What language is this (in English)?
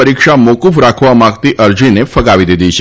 Gujarati